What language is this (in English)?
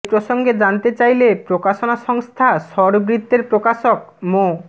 Bangla